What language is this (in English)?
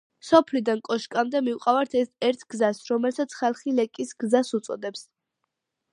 Georgian